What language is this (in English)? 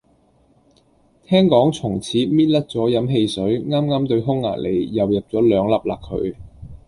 Cantonese